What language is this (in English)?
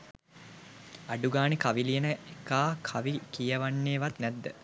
Sinhala